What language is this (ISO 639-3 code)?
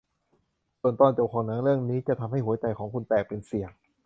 tha